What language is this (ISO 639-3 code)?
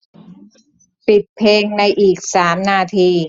tha